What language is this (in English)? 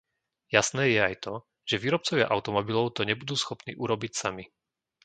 Slovak